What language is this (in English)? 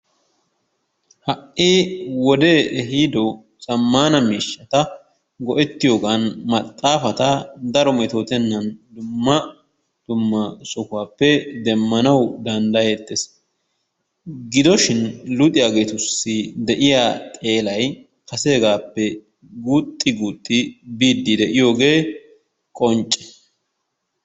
Wolaytta